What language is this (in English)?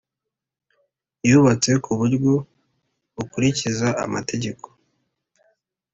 Kinyarwanda